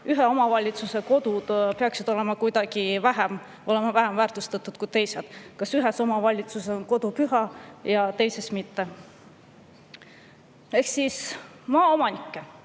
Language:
Estonian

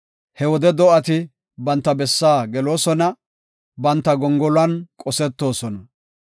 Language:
Gofa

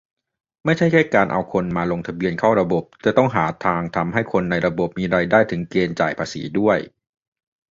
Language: Thai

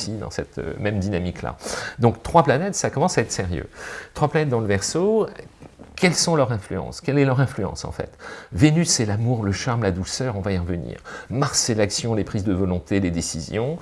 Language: French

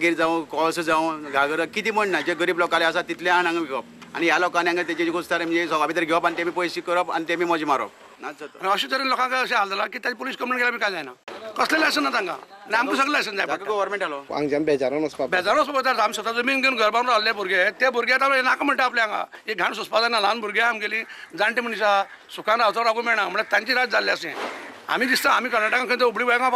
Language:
Hindi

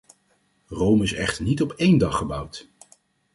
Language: Dutch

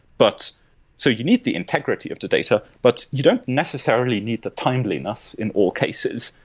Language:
English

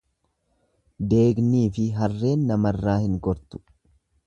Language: Oromo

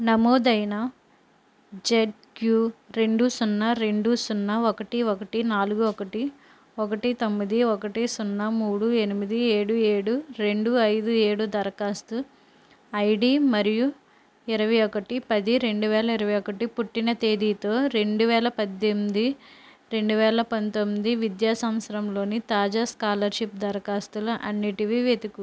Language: Telugu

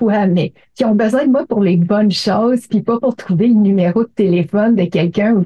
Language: French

